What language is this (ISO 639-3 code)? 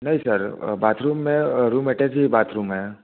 hin